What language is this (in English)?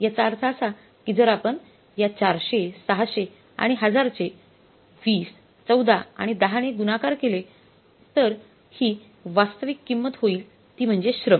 Marathi